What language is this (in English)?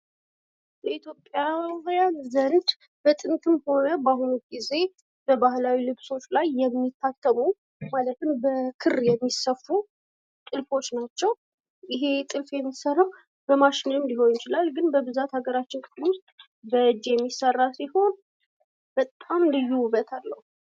Amharic